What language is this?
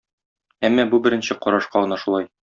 Tatar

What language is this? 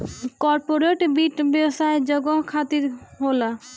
Bhojpuri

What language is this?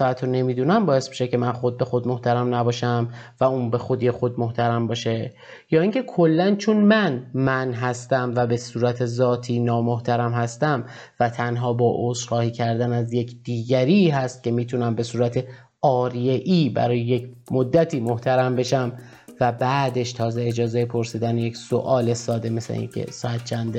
Persian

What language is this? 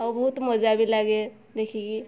Odia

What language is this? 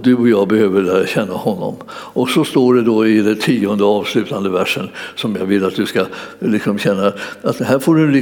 Swedish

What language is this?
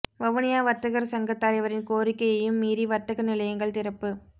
Tamil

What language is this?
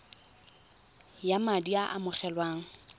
Tswana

